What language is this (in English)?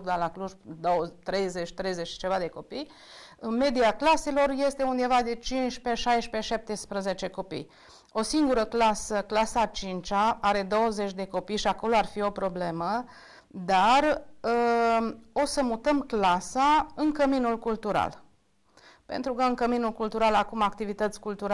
Romanian